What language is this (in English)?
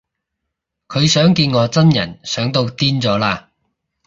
Cantonese